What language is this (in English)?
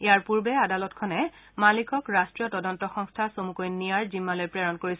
Assamese